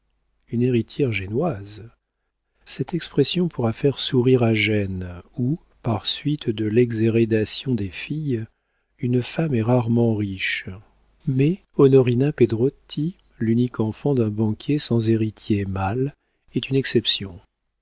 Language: French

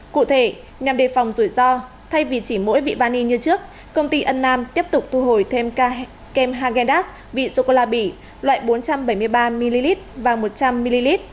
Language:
Vietnamese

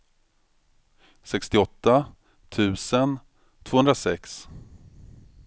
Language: Swedish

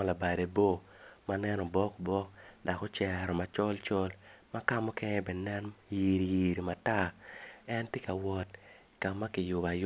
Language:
Acoli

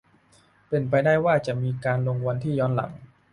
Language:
Thai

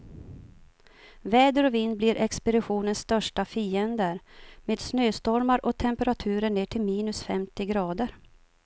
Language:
Swedish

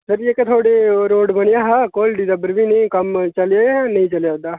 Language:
Dogri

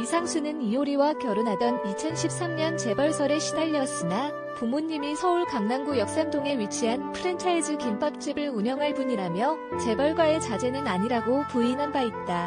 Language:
Korean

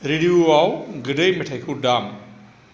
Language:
Bodo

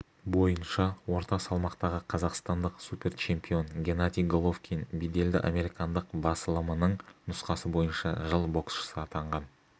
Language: Kazakh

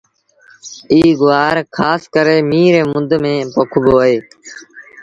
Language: Sindhi Bhil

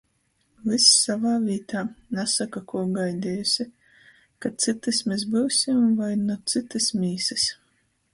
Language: Latgalian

